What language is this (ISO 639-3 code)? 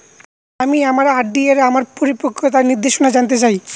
ben